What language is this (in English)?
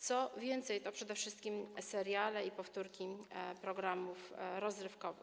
Polish